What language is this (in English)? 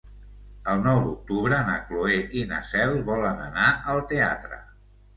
Catalan